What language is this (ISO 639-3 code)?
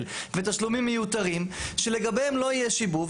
heb